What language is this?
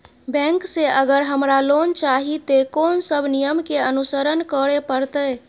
Maithili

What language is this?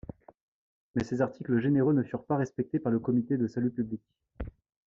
French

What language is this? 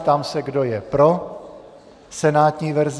Czech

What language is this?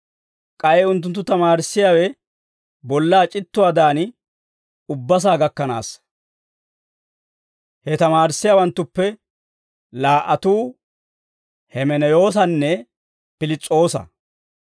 Dawro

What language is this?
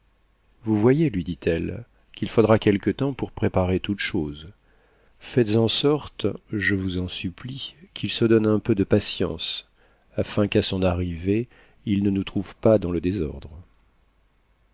French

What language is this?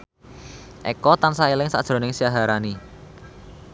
Javanese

